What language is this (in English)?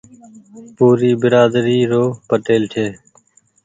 Goaria